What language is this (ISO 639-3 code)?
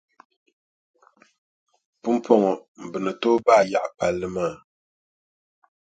dag